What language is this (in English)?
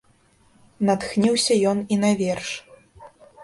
Belarusian